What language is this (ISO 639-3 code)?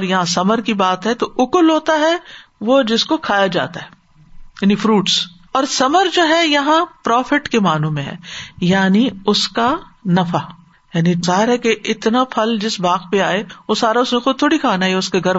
urd